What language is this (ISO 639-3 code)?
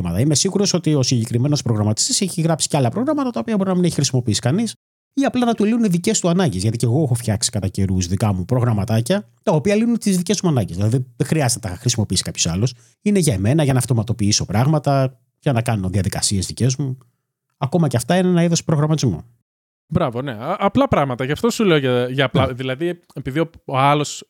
ell